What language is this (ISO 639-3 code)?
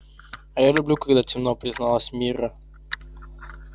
rus